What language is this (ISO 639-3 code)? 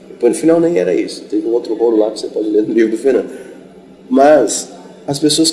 por